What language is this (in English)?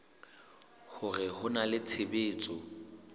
Southern Sotho